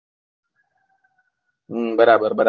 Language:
Gujarati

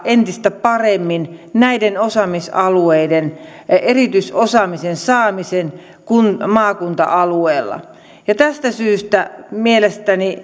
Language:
Finnish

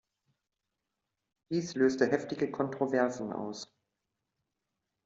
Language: German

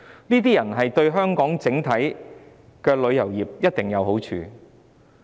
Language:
Cantonese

